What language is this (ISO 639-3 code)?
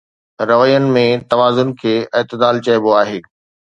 snd